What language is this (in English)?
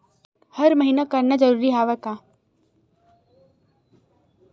Chhattisgarhi